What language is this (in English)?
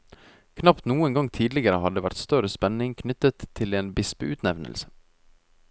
Norwegian